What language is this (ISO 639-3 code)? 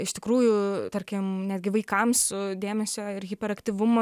lit